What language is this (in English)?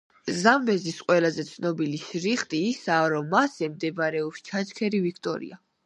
Georgian